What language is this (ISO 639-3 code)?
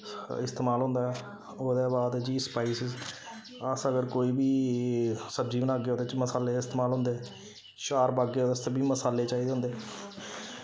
doi